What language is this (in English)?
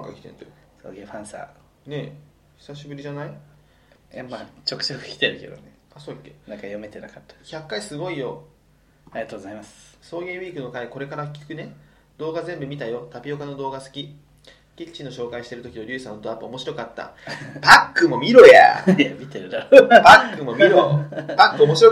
Japanese